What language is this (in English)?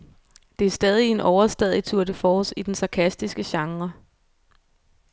Danish